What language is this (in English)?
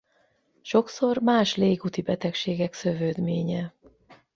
Hungarian